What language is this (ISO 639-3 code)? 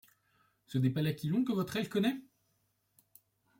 fra